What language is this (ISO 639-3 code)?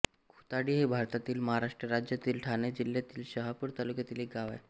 mar